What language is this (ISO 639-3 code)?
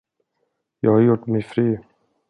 swe